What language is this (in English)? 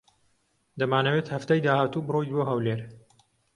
Central Kurdish